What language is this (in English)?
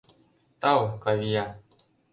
Mari